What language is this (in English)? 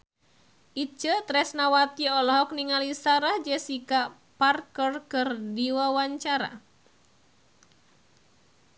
Sundanese